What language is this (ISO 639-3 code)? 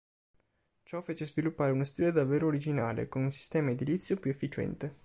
ita